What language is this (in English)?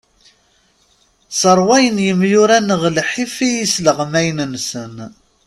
Kabyle